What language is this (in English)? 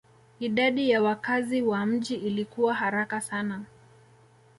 Swahili